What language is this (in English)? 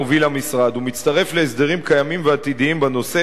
Hebrew